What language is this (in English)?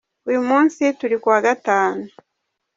Kinyarwanda